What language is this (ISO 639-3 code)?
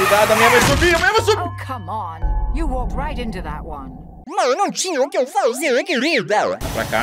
por